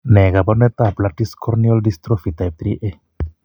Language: Kalenjin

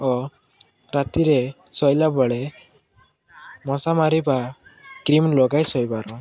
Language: Odia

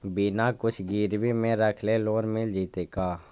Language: Magahi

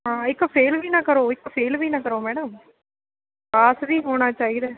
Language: Punjabi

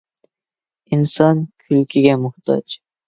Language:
Uyghur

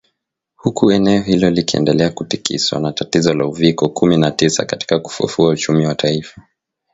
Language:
Swahili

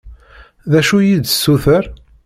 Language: Kabyle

